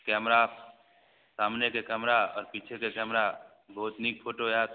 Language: Maithili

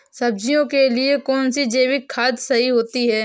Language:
Hindi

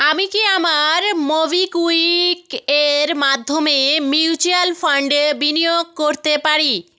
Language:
Bangla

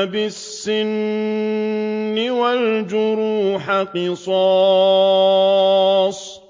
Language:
Arabic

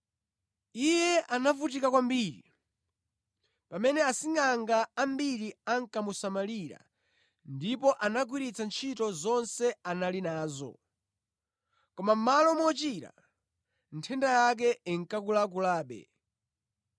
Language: Nyanja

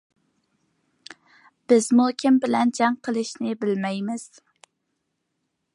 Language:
Uyghur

